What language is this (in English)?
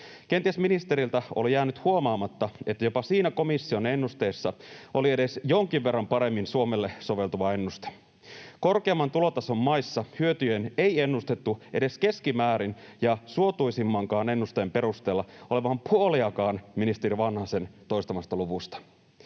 Finnish